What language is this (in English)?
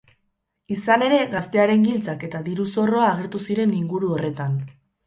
Basque